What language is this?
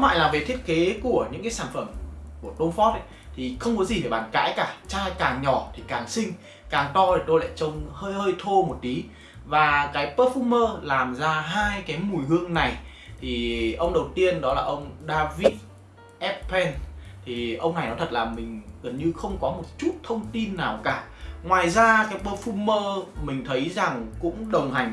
Vietnamese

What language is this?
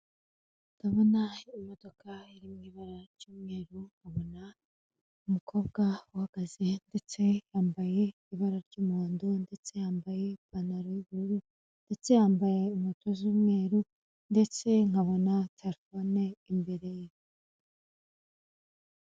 Kinyarwanda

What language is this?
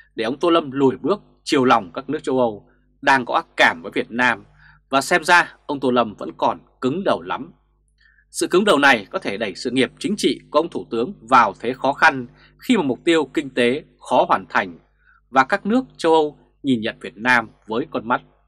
Vietnamese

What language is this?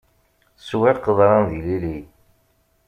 Kabyle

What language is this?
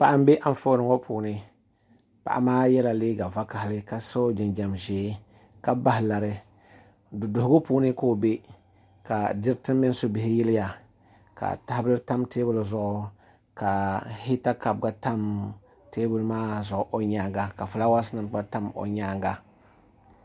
Dagbani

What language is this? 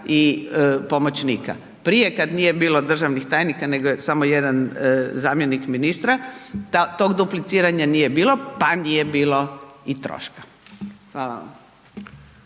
Croatian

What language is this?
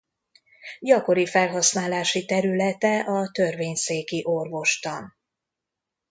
Hungarian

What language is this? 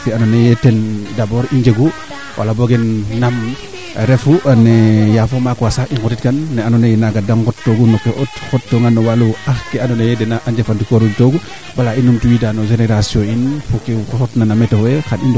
Serer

